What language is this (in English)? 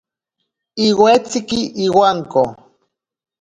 Ashéninka Perené